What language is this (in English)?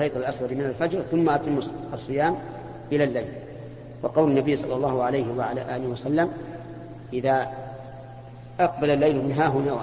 Arabic